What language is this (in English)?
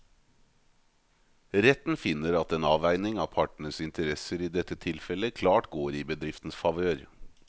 Norwegian